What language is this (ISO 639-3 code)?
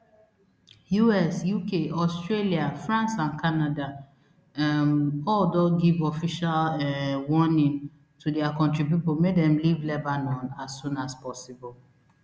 pcm